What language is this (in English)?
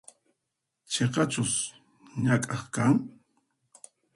Puno Quechua